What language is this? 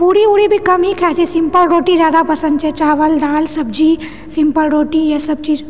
Maithili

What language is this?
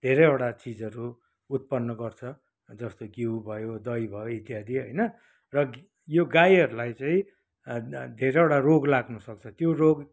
Nepali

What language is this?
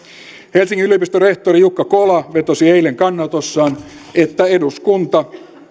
Finnish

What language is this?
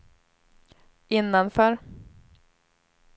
Swedish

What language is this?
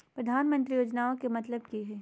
Magahi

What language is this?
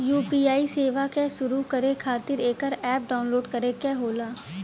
Bhojpuri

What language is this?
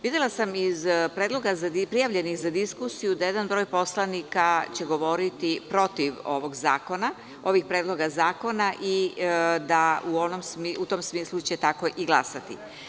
Serbian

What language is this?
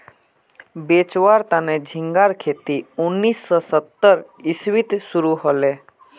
Magahi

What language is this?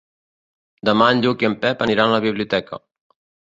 Catalan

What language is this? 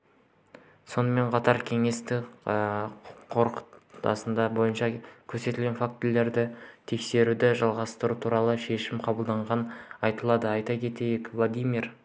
Kazakh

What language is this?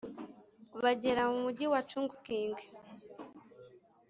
Kinyarwanda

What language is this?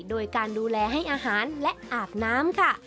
Thai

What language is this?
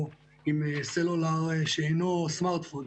Hebrew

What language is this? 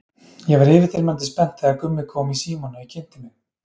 Icelandic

